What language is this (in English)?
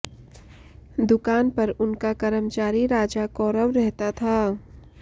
Hindi